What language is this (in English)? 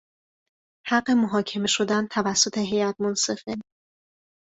Persian